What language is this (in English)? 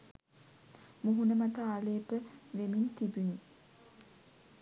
Sinhala